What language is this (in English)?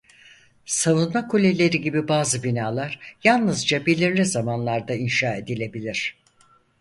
Turkish